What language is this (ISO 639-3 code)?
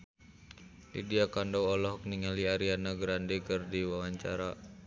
sun